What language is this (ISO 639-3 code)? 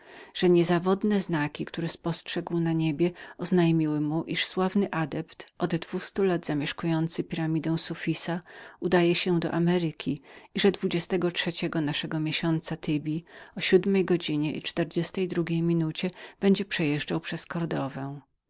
pol